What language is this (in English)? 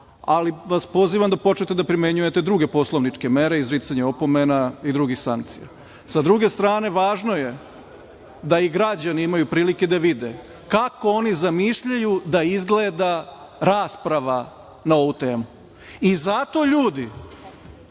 Serbian